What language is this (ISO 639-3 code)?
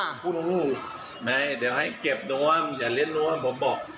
tha